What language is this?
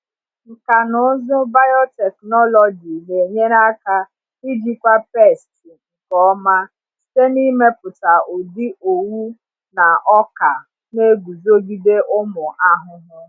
Igbo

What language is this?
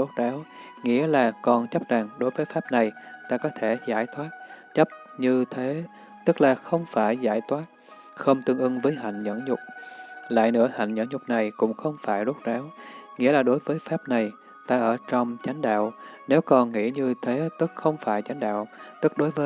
Vietnamese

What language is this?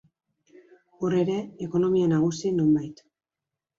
Basque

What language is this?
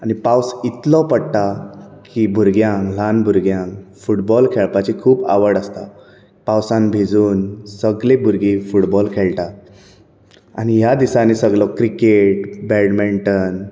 Konkani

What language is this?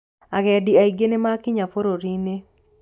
Kikuyu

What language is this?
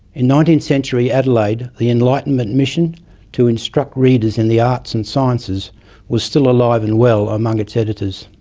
English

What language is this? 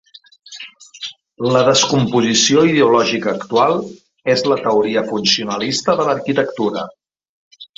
Catalan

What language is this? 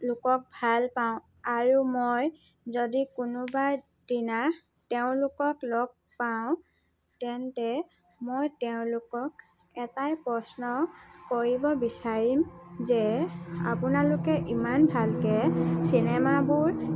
Assamese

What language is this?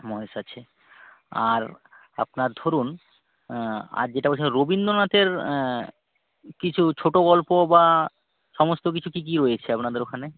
Bangla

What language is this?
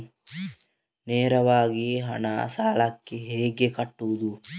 Kannada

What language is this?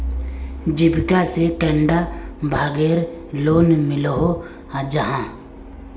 Magahi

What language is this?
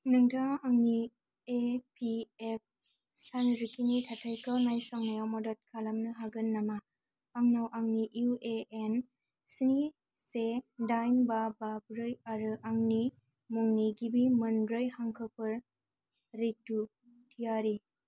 Bodo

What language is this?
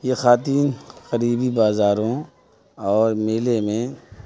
Urdu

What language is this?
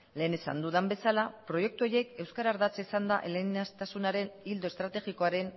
Basque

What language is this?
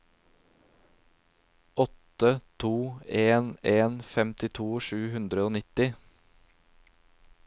Norwegian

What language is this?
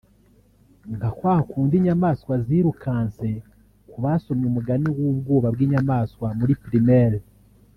Kinyarwanda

